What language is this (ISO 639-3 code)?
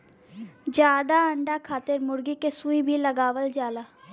bho